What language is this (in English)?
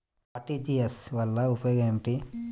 Telugu